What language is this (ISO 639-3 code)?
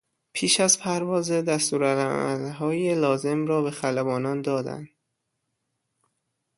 fas